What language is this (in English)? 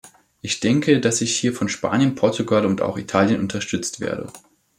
German